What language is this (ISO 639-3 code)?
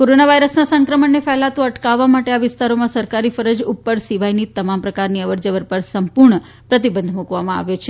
guj